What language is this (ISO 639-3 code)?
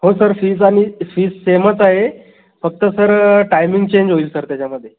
mar